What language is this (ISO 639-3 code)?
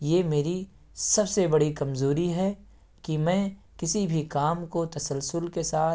urd